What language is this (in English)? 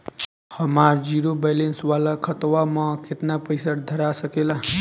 Bhojpuri